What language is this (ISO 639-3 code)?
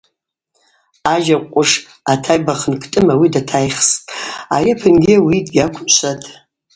abq